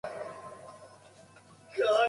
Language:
Japanese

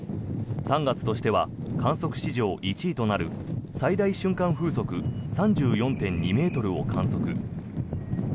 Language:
Japanese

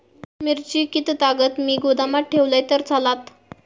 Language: Marathi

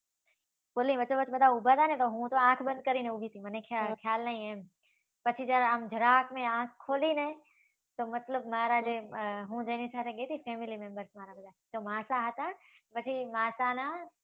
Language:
Gujarati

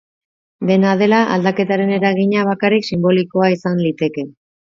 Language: Basque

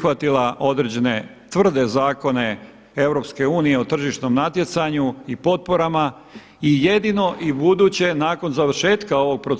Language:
Croatian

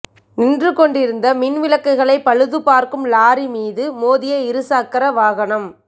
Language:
Tamil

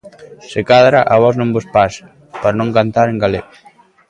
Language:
Galician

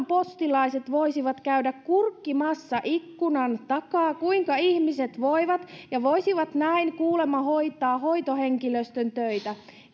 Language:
Finnish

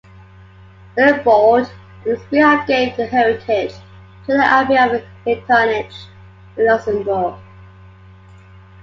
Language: English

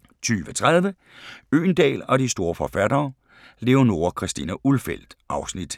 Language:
Danish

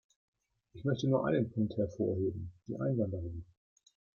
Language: German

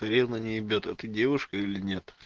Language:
Russian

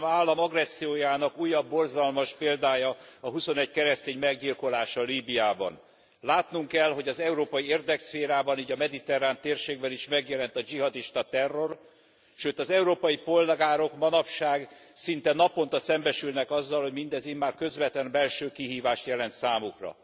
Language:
Hungarian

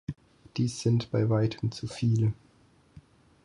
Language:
German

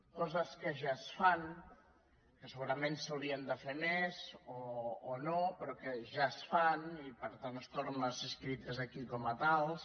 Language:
Catalan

